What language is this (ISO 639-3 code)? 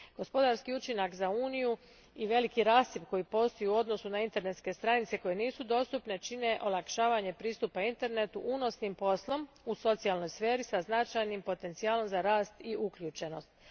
hrv